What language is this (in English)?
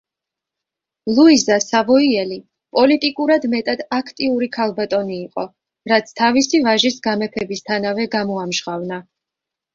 Georgian